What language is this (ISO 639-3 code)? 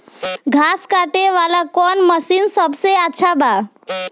bho